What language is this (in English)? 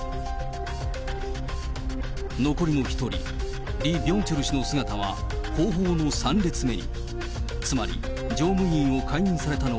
Japanese